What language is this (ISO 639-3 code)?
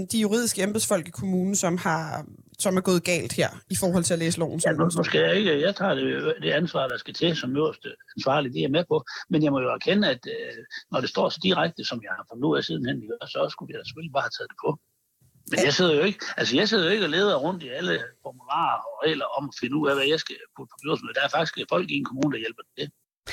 dan